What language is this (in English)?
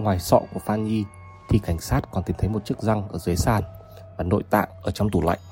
Vietnamese